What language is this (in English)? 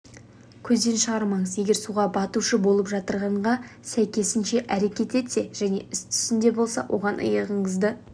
Kazakh